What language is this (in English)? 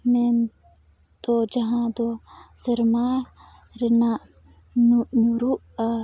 Santali